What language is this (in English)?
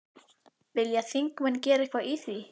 Icelandic